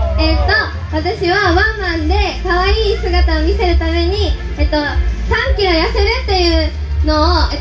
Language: Japanese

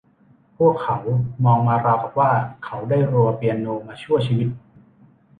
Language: Thai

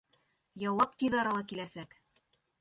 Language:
Bashkir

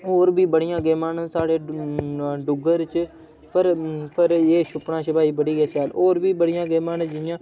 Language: Dogri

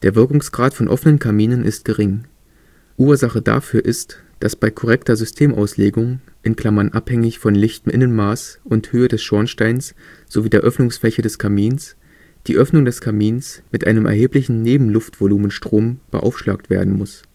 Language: German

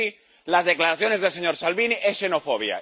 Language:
Spanish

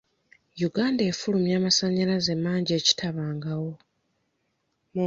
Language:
Ganda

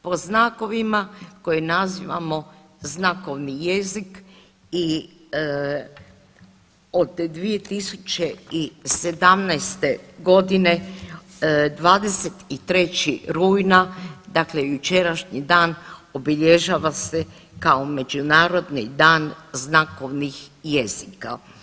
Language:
Croatian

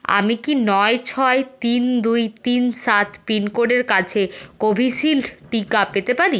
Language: Bangla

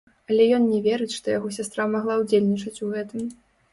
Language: Belarusian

